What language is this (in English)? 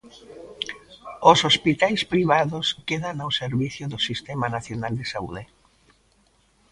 Galician